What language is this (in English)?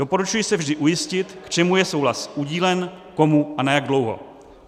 Czech